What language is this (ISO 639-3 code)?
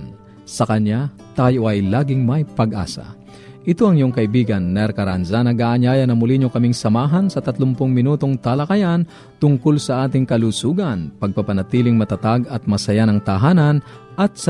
fil